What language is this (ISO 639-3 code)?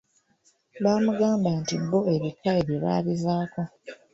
lug